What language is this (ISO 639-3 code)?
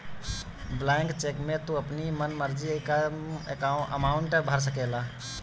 bho